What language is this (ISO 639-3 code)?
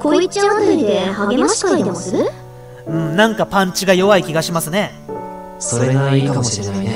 jpn